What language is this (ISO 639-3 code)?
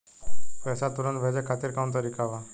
bho